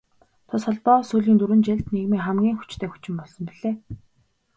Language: Mongolian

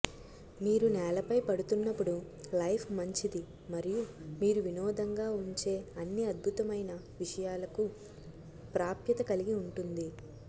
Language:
Telugu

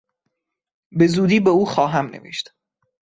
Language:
Persian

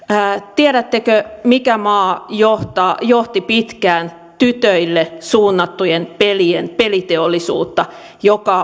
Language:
Finnish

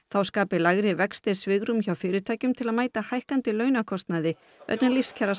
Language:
Icelandic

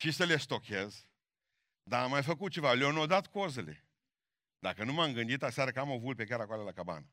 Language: Romanian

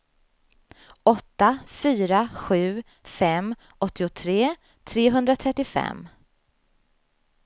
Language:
Swedish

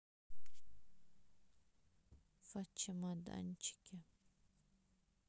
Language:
Russian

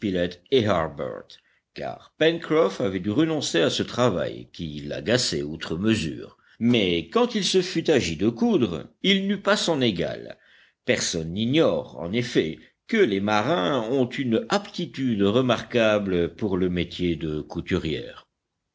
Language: French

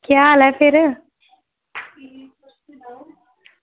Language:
Dogri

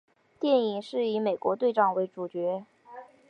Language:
Chinese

